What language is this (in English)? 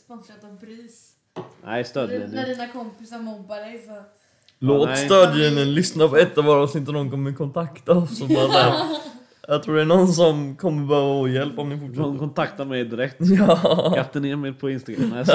Swedish